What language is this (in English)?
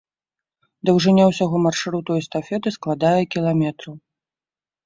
Belarusian